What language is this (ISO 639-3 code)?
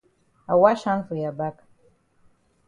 wes